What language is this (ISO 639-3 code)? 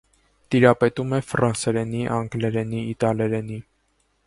hye